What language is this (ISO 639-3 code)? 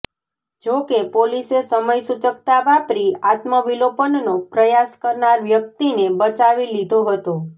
guj